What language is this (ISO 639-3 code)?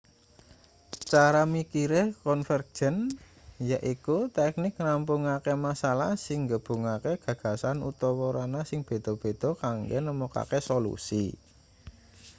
jav